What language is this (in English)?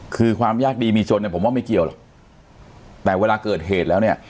Thai